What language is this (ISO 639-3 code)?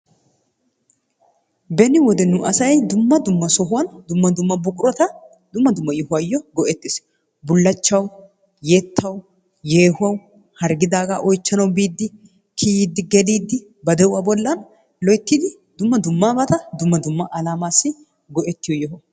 wal